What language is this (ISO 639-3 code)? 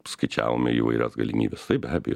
lit